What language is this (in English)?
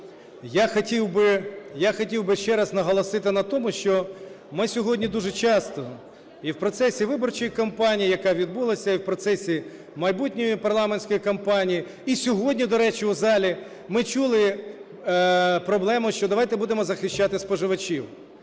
Ukrainian